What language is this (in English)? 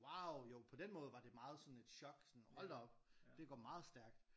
Danish